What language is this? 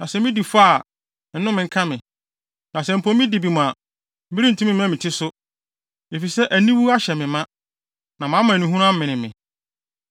Akan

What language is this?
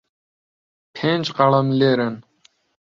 Central Kurdish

